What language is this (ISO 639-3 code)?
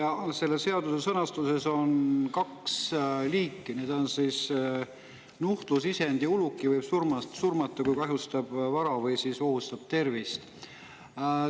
est